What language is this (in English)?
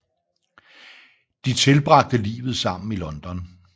Danish